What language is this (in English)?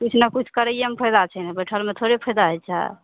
Maithili